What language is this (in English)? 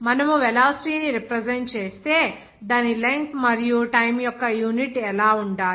Telugu